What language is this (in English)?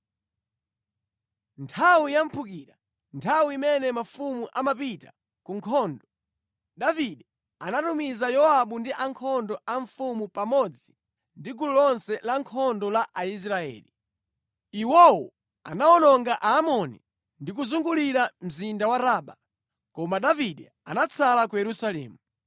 Nyanja